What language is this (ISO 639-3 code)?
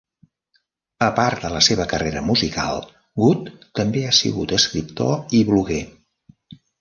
cat